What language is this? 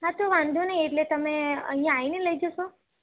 Gujarati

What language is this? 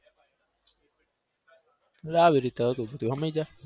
Gujarati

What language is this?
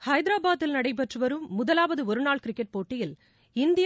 Tamil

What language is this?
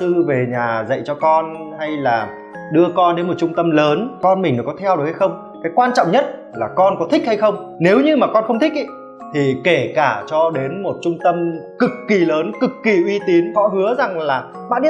Vietnamese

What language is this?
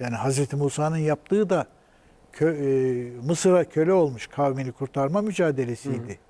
Turkish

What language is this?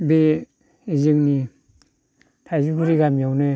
Bodo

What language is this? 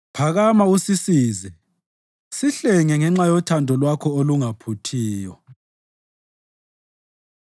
North Ndebele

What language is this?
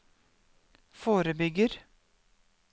Norwegian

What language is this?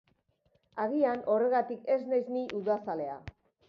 Basque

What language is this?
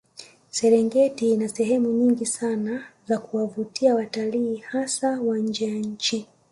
Swahili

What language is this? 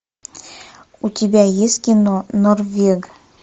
Russian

